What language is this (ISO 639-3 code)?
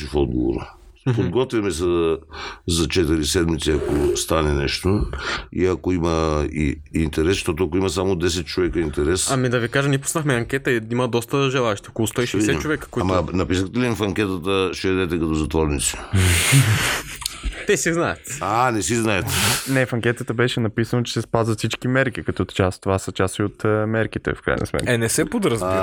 bul